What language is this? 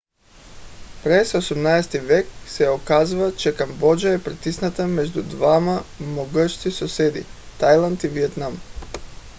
Bulgarian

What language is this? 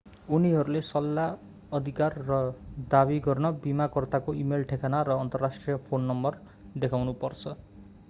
Nepali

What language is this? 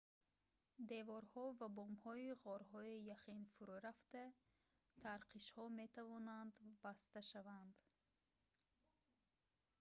Tajik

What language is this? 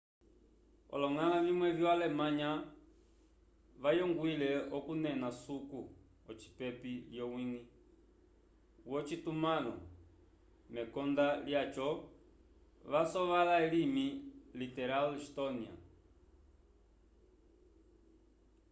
Umbundu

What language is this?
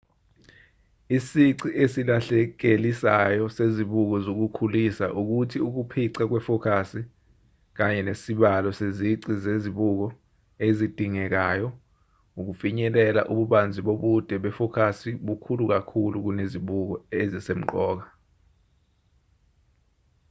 Zulu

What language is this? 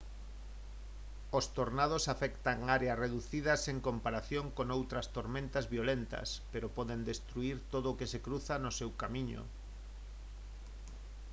Galician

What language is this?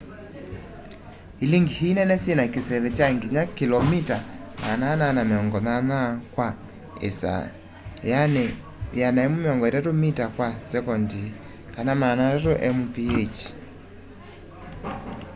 Kamba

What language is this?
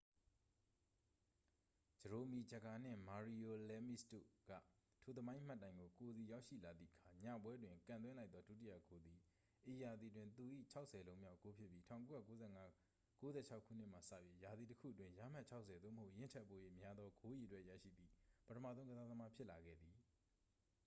Burmese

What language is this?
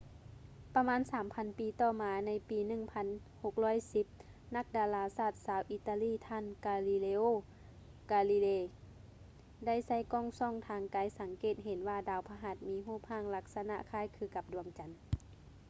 Lao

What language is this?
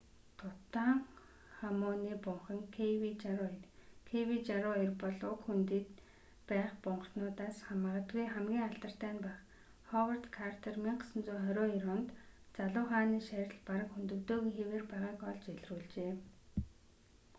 Mongolian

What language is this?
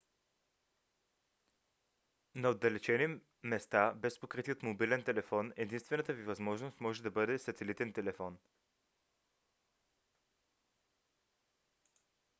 Bulgarian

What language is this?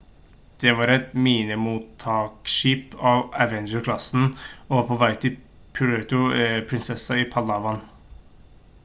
Norwegian Bokmål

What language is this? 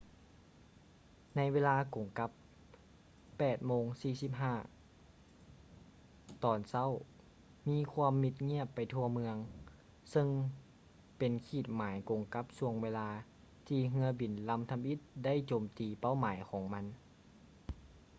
Lao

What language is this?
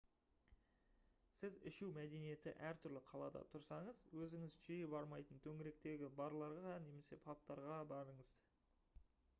Kazakh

